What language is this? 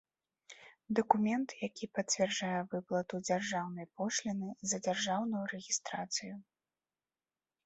Belarusian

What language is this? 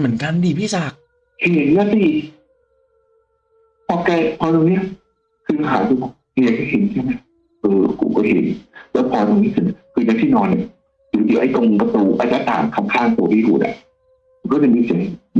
Thai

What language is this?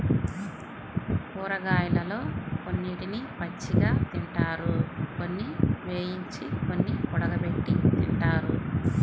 Telugu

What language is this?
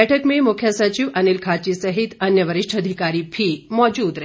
Hindi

